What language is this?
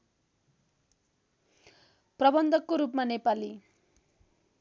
Nepali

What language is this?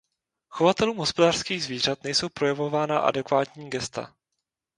Czech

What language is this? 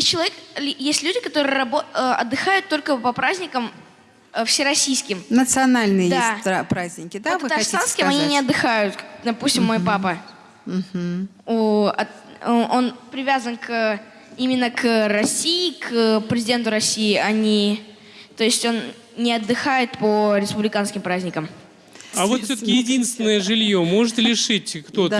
Russian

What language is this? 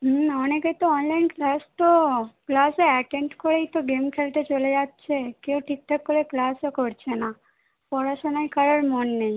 Bangla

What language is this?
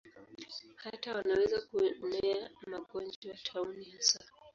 Swahili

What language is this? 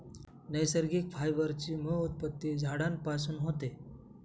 Marathi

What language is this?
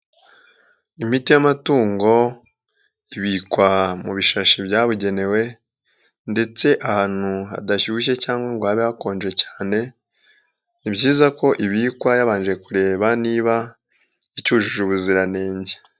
Kinyarwanda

